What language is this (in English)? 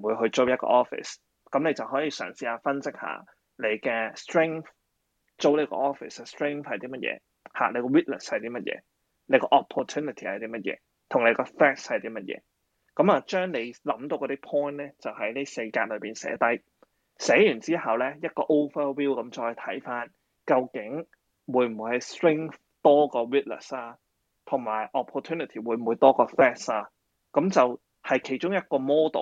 Chinese